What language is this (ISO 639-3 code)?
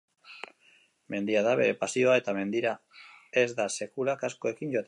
eus